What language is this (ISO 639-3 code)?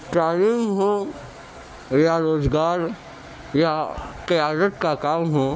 urd